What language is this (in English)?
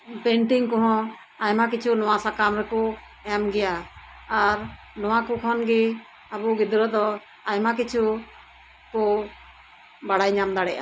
Santali